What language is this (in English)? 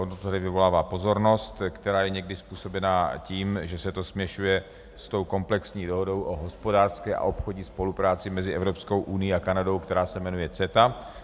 Czech